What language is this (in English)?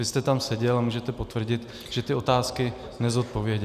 Czech